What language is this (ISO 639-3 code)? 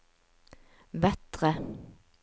nor